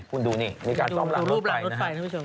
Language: Thai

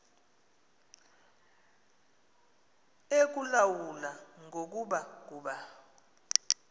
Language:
Xhosa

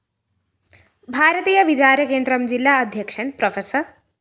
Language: Malayalam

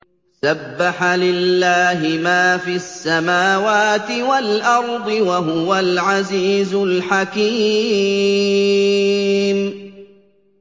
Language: Arabic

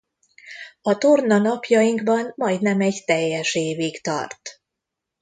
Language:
Hungarian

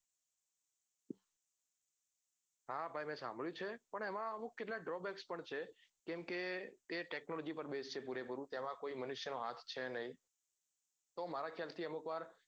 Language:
Gujarati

